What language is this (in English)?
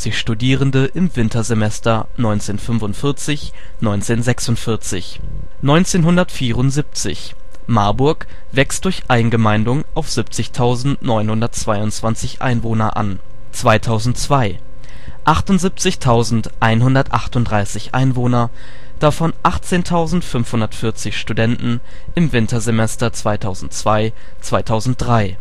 German